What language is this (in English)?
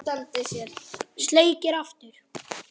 Icelandic